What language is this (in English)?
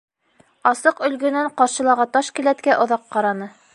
Bashkir